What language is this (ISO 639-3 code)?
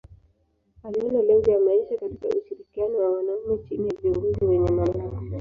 swa